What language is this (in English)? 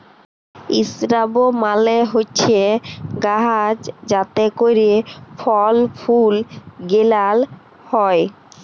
Bangla